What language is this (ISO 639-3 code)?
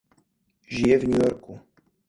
ces